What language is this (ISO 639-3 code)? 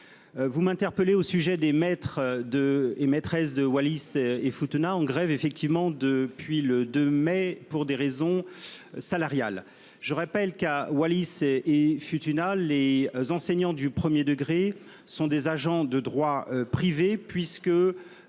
fra